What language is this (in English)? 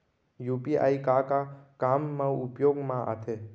Chhattisgarhi